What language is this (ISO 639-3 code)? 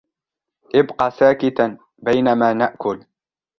ara